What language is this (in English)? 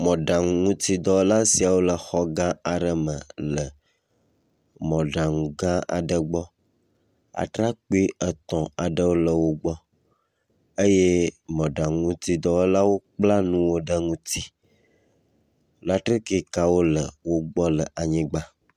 Ewe